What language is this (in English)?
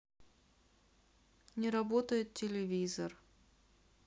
Russian